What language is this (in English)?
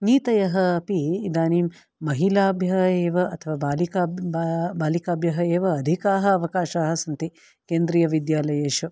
Sanskrit